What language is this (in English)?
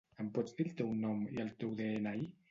Catalan